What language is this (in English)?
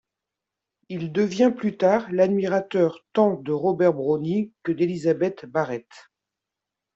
French